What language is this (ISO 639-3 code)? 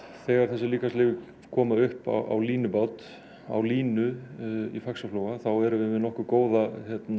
isl